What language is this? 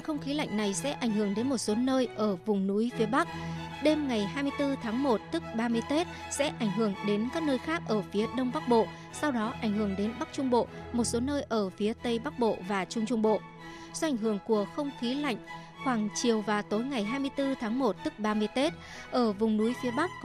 Vietnamese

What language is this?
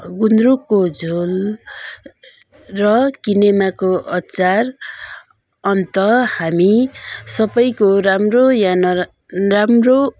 Nepali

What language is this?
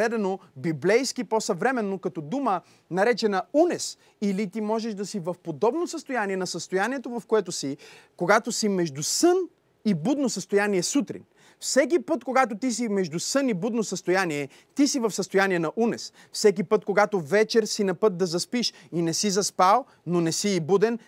Bulgarian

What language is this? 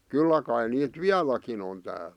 Finnish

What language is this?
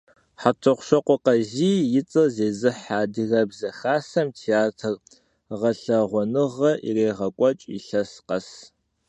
Kabardian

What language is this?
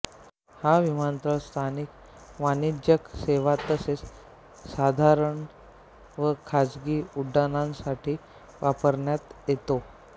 Marathi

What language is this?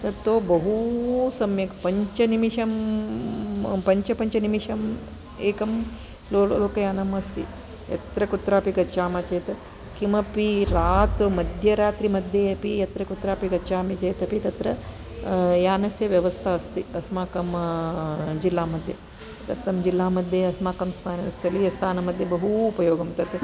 Sanskrit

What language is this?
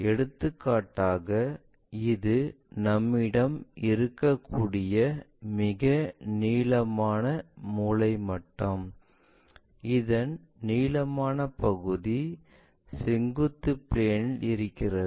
Tamil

